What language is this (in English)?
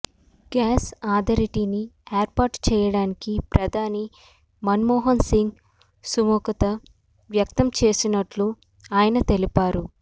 Telugu